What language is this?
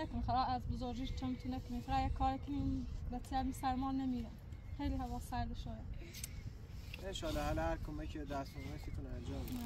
Persian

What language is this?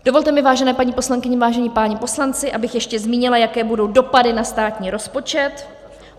Czech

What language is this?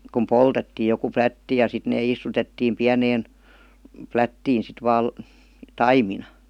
Finnish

